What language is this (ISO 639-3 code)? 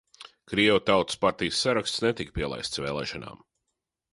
lav